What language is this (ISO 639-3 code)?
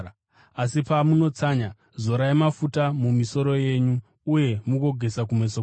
sna